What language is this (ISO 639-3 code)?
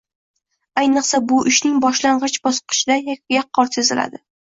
uzb